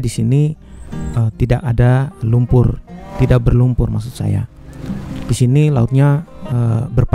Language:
Indonesian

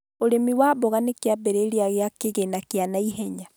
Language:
Kikuyu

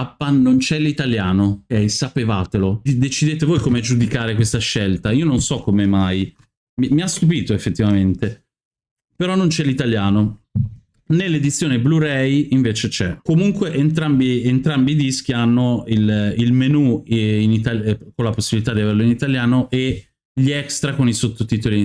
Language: Italian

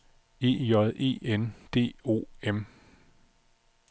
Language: Danish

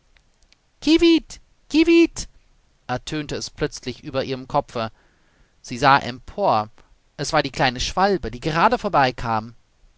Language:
German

